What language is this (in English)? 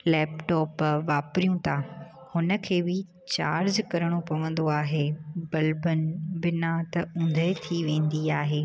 Sindhi